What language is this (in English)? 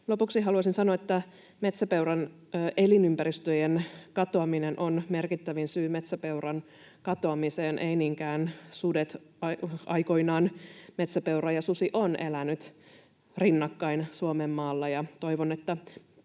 Finnish